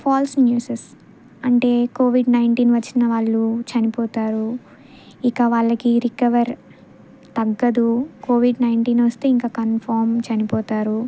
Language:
Telugu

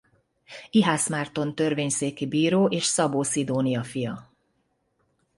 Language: Hungarian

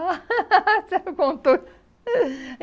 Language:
Portuguese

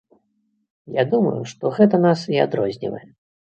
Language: Belarusian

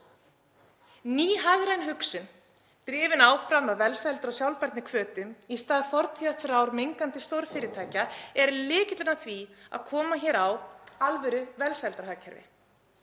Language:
Icelandic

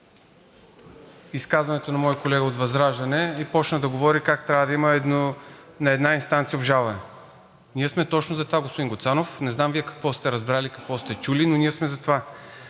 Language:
Bulgarian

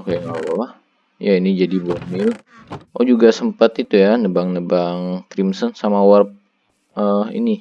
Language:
Indonesian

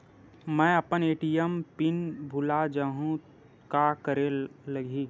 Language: Chhattisgarhi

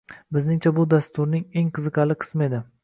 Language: Uzbek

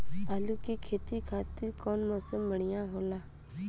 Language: Bhojpuri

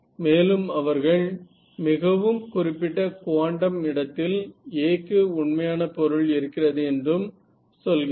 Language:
Tamil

